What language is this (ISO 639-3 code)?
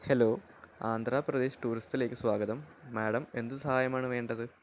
mal